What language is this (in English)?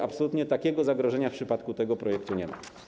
Polish